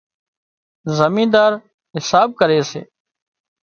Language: Wadiyara Koli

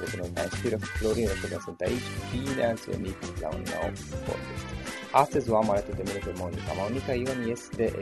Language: Romanian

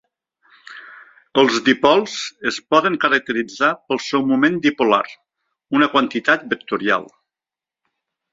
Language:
Catalan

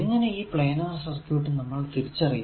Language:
Malayalam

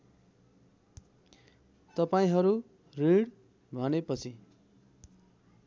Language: Nepali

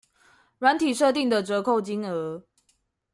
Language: Chinese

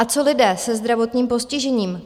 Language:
Czech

